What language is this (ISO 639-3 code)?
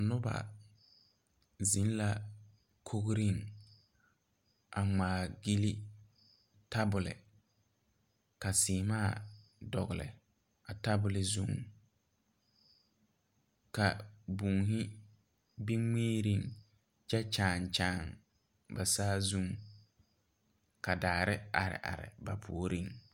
dga